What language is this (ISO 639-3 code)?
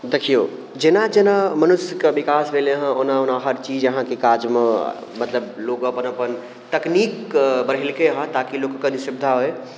mai